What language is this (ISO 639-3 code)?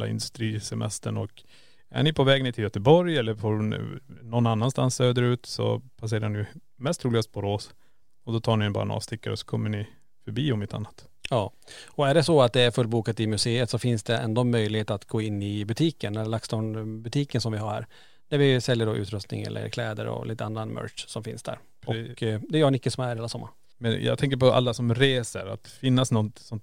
swe